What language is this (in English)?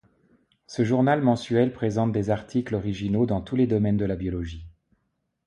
French